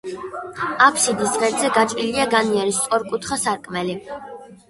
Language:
Georgian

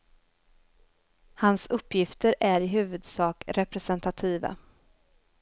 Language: Swedish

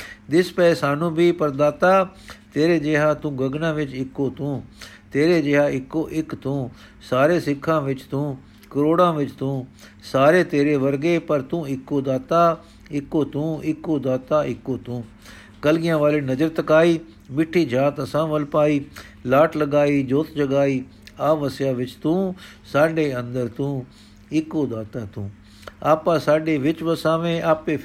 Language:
Punjabi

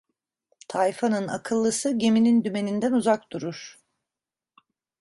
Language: Turkish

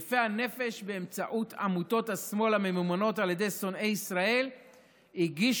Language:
Hebrew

